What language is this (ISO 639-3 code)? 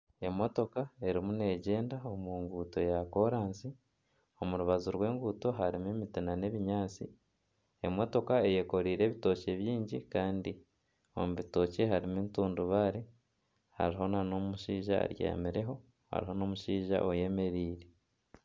nyn